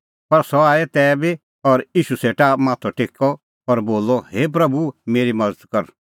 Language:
Kullu Pahari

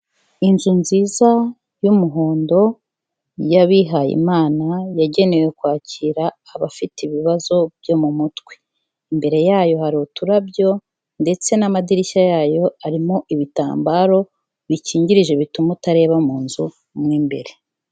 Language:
Kinyarwanda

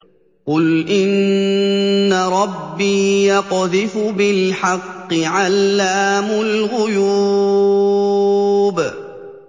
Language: Arabic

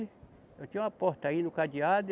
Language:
Portuguese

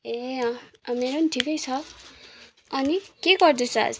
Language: Nepali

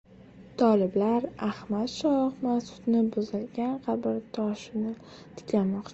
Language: Uzbek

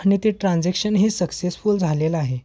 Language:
Marathi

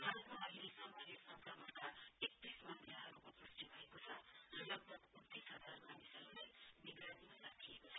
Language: Nepali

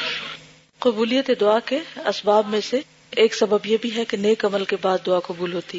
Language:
Urdu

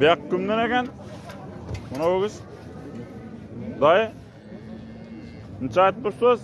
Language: Turkish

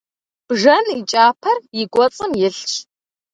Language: Kabardian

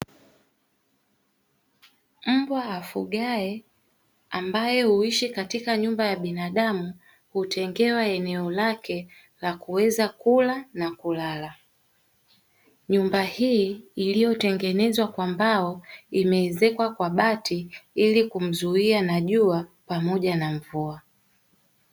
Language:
Swahili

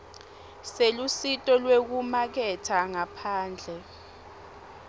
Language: Swati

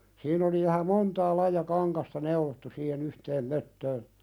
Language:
Finnish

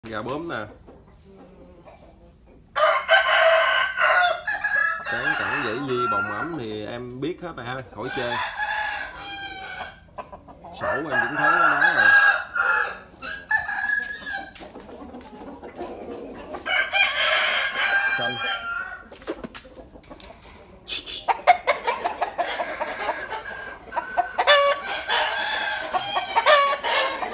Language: Vietnamese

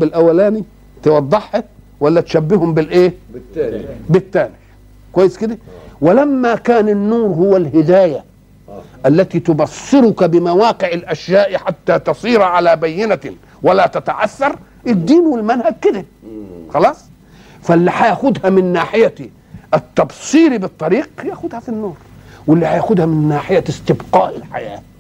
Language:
Arabic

